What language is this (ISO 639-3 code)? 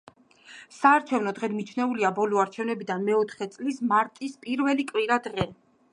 kat